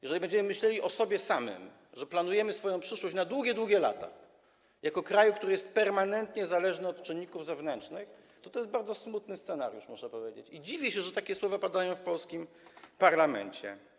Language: Polish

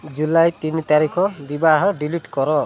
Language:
Odia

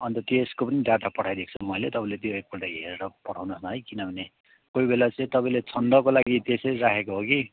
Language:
Nepali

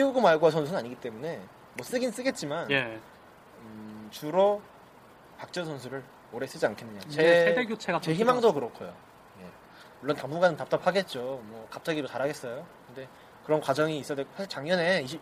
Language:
Korean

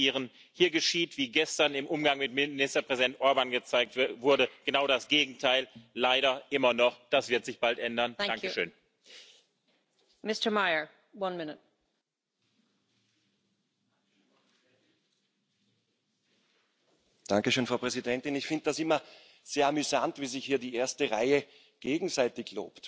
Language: Polish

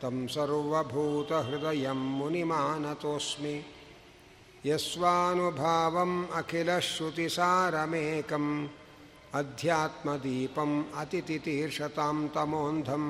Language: Kannada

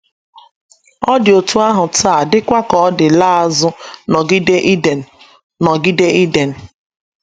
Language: Igbo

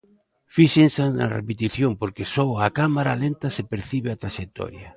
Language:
Galician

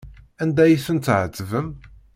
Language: Kabyle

